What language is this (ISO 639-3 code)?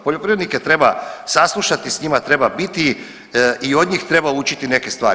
hrv